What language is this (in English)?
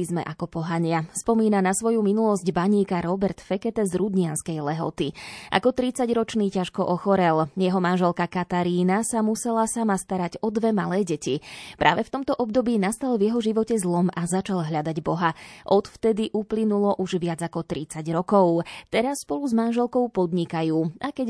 Slovak